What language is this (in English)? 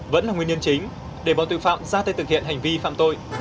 Vietnamese